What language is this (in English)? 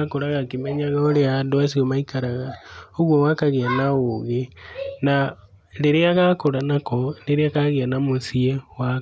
Kikuyu